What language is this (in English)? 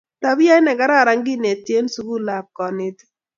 Kalenjin